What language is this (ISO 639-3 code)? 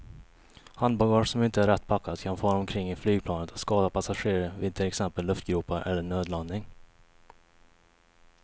swe